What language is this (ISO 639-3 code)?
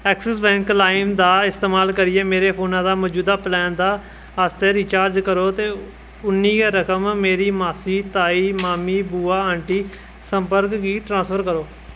doi